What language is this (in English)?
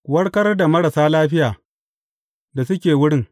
Hausa